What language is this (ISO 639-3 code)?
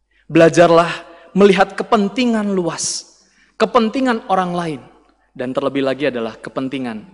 ind